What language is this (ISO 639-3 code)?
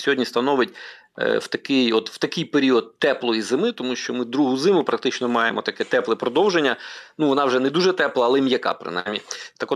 ukr